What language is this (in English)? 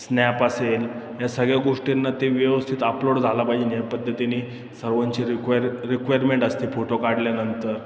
Marathi